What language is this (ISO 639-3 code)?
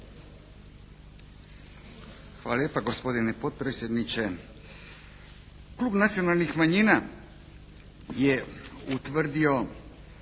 hrv